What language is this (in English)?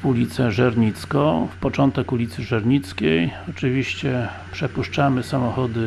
Polish